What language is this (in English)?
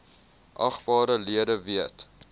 Afrikaans